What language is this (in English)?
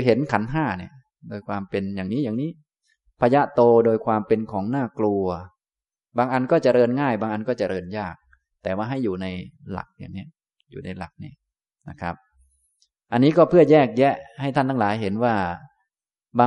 Thai